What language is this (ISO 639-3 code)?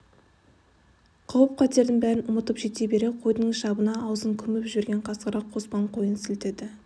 kaz